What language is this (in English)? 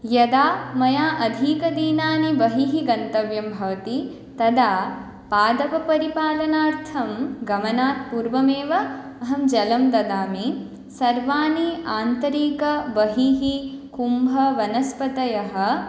Sanskrit